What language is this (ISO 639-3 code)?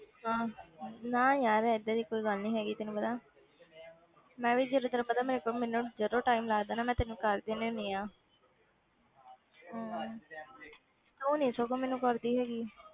pan